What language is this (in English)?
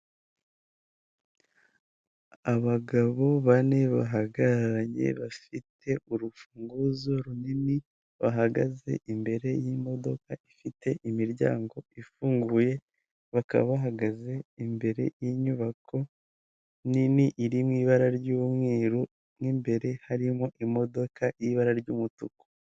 Kinyarwanda